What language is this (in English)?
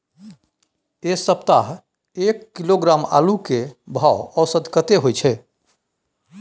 Maithili